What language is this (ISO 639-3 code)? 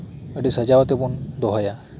sat